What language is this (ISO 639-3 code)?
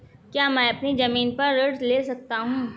hin